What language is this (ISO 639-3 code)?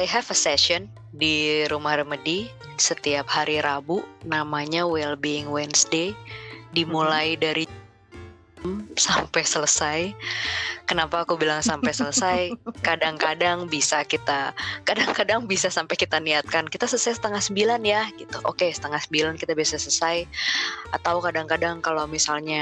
ind